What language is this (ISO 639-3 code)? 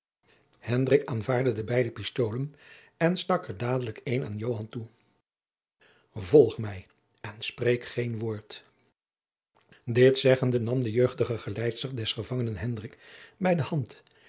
nld